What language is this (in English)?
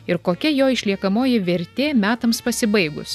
Lithuanian